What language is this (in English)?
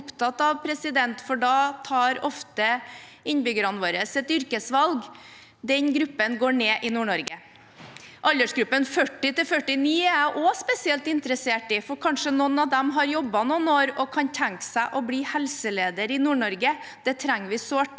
Norwegian